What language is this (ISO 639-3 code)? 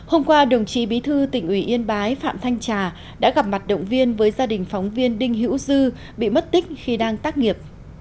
vie